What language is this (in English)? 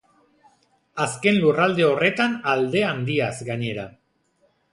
Basque